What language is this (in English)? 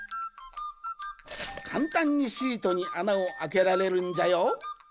Japanese